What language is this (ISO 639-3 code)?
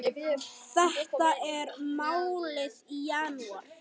isl